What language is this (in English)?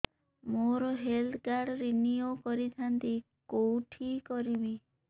Odia